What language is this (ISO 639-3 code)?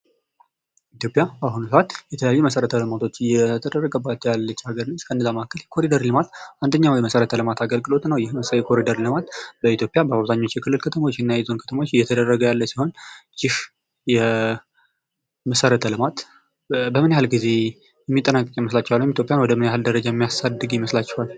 amh